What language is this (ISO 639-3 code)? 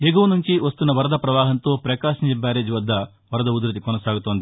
tel